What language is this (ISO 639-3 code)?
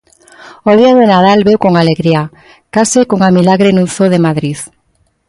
glg